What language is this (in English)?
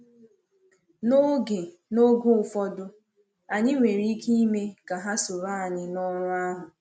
Igbo